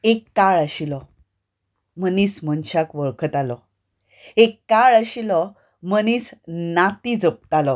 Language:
Konkani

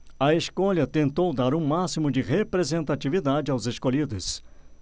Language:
Portuguese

